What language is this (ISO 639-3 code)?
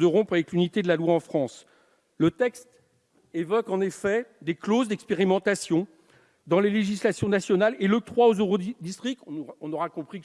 fra